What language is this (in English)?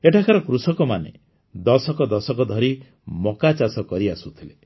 Odia